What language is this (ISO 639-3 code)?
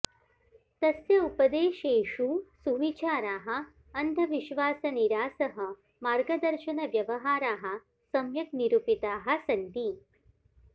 san